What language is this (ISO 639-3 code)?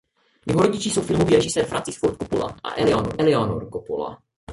ces